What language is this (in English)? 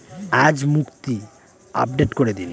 Bangla